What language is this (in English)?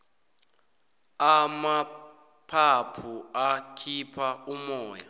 South Ndebele